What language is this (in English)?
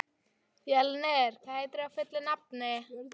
Icelandic